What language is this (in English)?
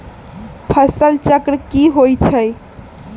Magahi